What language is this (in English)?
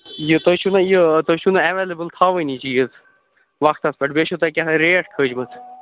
Kashmiri